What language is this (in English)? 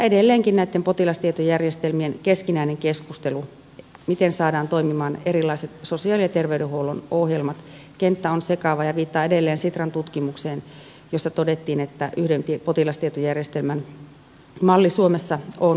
Finnish